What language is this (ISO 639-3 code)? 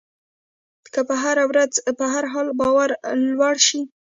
pus